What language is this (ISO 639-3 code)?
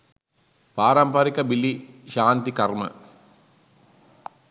sin